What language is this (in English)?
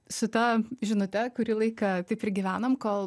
Lithuanian